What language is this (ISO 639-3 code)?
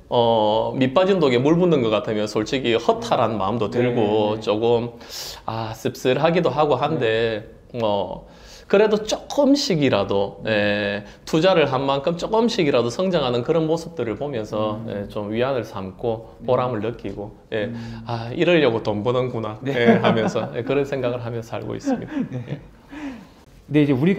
kor